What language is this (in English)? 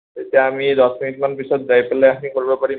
Assamese